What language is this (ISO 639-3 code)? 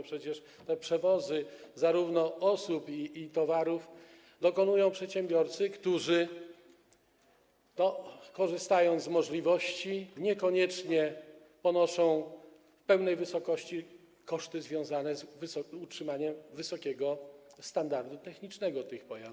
pol